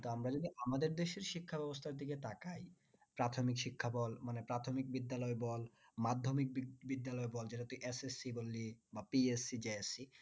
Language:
Bangla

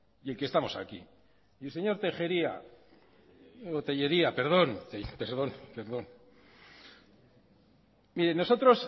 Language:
Spanish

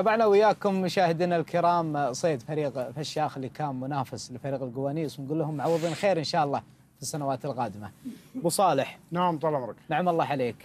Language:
Arabic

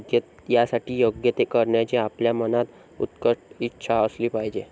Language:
Marathi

